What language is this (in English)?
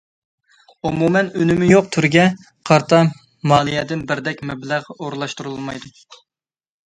Uyghur